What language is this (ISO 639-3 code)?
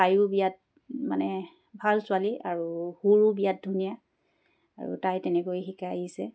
asm